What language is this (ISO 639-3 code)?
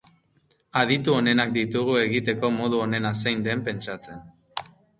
eus